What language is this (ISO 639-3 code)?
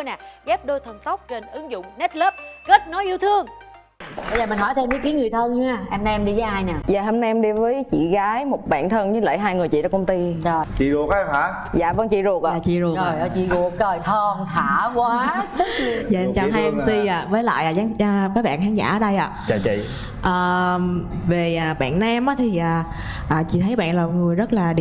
vie